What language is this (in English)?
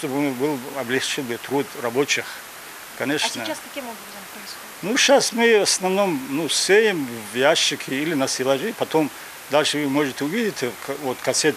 Russian